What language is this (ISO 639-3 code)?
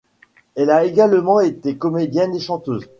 fra